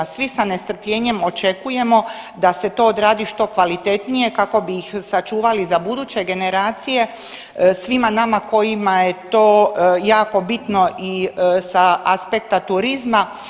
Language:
Croatian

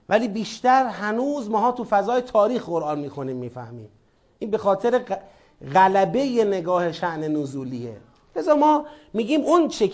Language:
Persian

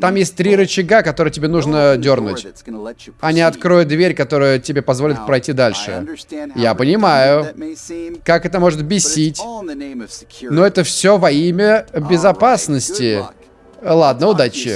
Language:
Russian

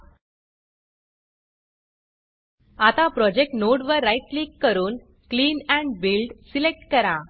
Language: Marathi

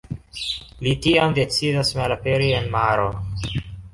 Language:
Esperanto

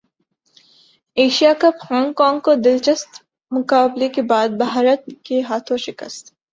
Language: Urdu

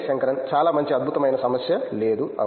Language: Telugu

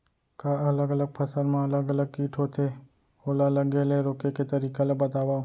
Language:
Chhattisgarhi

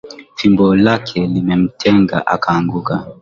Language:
Swahili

